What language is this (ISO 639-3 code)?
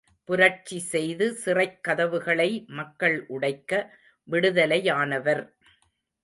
tam